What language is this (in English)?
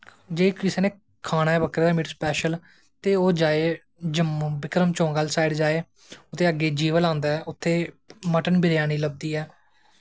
Dogri